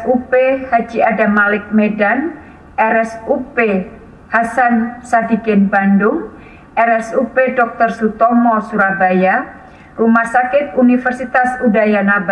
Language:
Indonesian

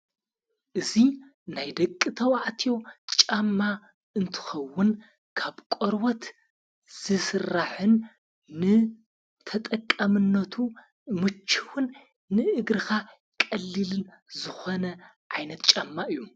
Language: Tigrinya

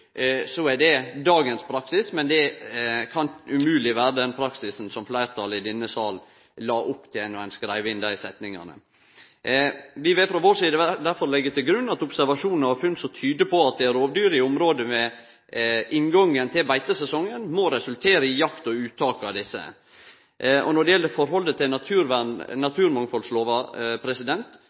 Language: Norwegian Nynorsk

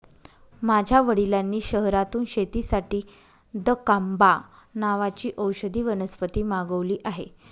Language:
Marathi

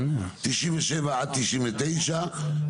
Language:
Hebrew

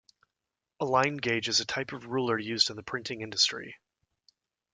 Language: English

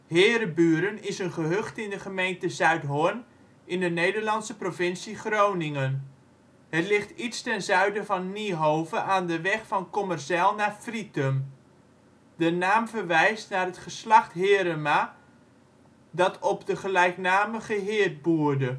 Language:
Dutch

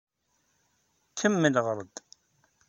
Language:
Kabyle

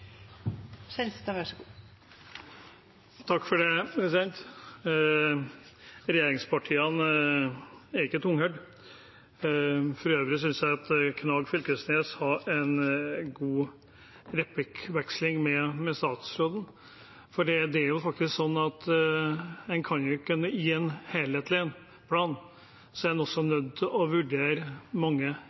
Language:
Norwegian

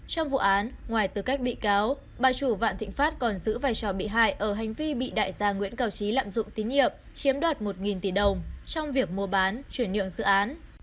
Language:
Vietnamese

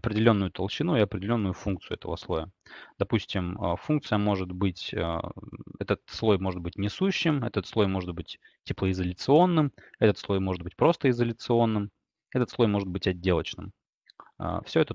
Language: Russian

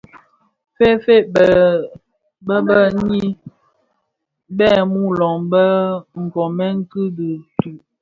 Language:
Bafia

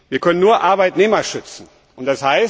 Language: German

